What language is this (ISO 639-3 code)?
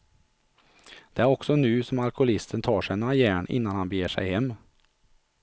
swe